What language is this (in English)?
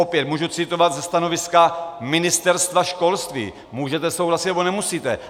Czech